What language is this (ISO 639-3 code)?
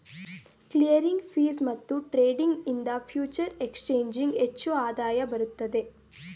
kan